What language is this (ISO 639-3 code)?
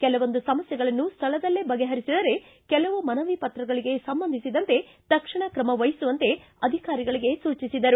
kan